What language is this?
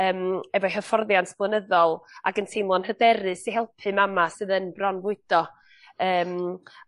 Welsh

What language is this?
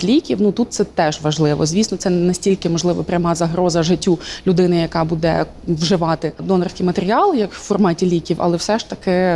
Ukrainian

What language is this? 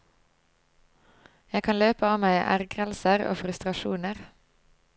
Norwegian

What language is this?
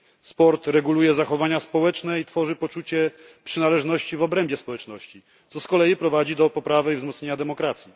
Polish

